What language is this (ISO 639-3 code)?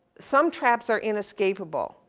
eng